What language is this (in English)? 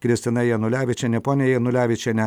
Lithuanian